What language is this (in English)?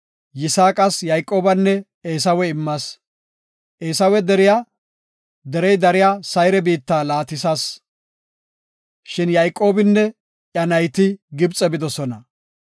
Gofa